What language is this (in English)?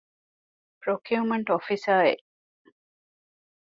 Divehi